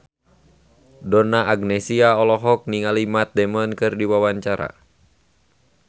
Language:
Sundanese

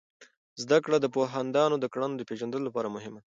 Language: Pashto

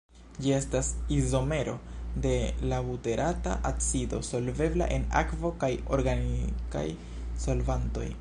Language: Esperanto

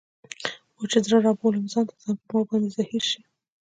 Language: Pashto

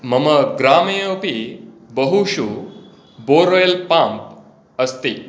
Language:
Sanskrit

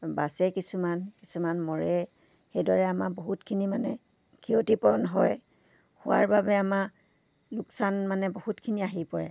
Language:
Assamese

